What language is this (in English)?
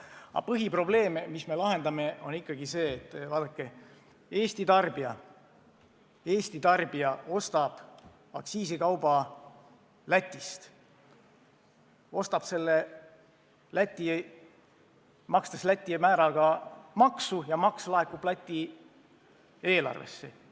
Estonian